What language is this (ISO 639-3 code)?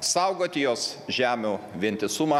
lit